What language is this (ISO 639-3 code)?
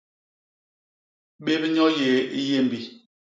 bas